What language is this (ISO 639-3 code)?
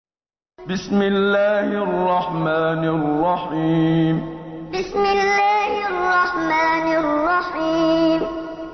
ara